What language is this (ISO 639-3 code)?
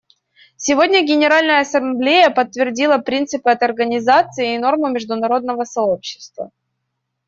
rus